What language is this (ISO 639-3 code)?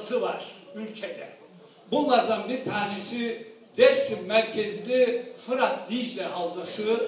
tur